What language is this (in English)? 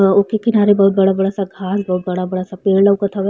Bhojpuri